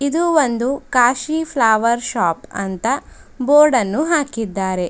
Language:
Kannada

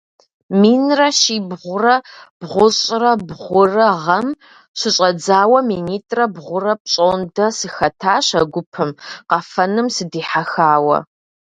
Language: Kabardian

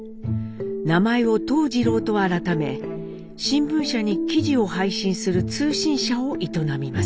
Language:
Japanese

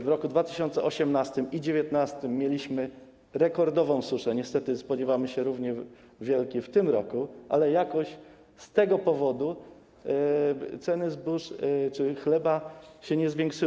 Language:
Polish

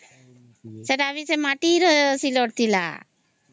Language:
Odia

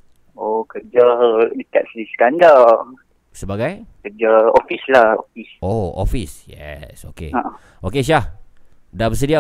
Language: Malay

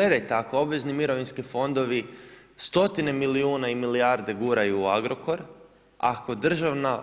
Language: Croatian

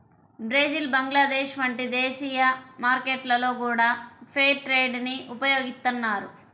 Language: Telugu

